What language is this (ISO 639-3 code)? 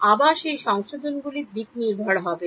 ben